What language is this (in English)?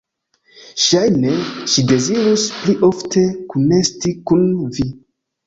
Esperanto